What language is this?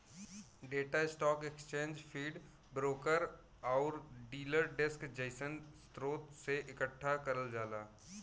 Bhojpuri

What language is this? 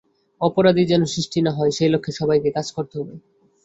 Bangla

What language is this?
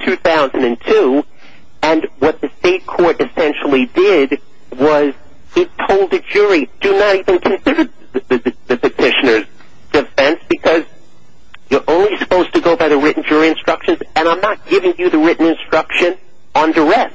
English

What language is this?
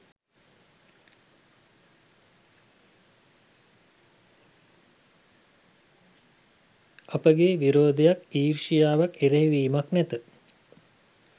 Sinhala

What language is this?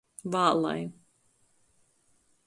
Latgalian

